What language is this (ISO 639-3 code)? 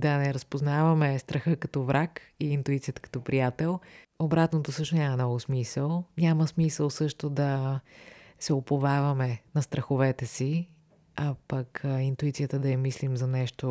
bul